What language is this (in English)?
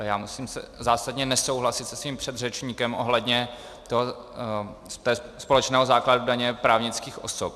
Czech